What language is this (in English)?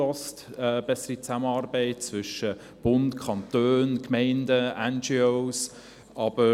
Swiss German